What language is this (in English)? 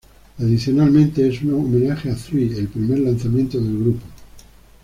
Spanish